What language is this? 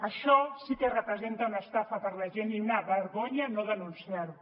Catalan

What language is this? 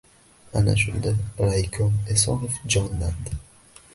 Uzbek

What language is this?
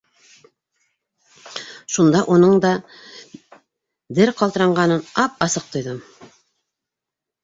Bashkir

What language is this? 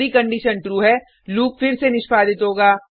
Hindi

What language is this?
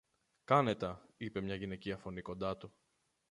Greek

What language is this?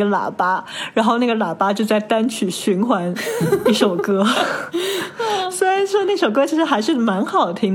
Chinese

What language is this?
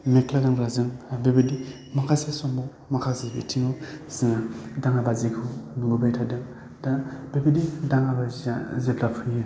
Bodo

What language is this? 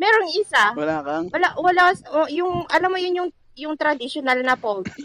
Filipino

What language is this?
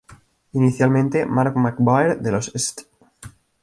Spanish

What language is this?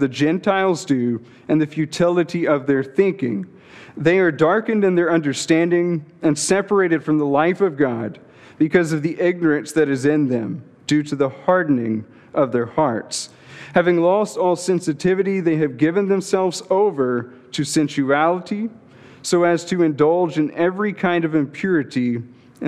English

